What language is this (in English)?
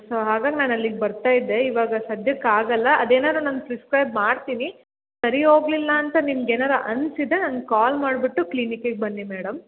Kannada